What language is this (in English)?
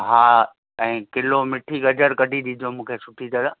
Sindhi